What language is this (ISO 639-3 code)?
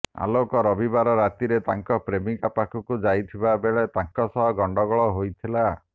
ori